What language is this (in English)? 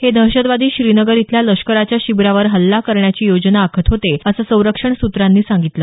Marathi